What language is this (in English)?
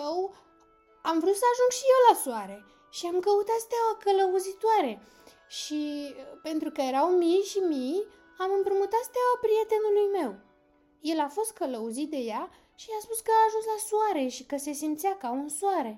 Romanian